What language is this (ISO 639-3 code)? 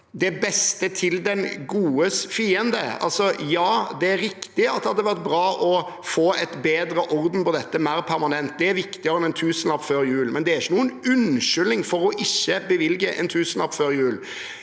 nor